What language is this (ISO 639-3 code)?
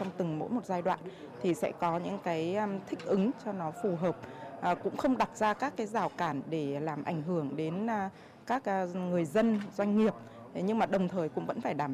vie